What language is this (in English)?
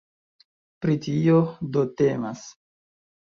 Esperanto